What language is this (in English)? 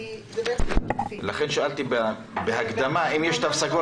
Hebrew